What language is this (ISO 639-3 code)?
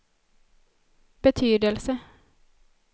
swe